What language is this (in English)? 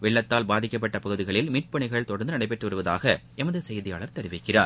Tamil